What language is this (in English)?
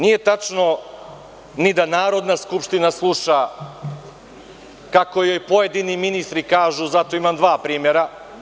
Serbian